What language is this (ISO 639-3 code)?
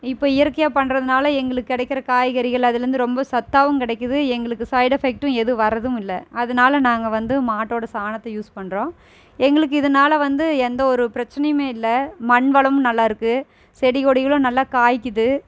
tam